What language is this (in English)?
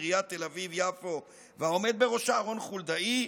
Hebrew